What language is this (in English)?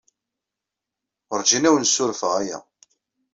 Kabyle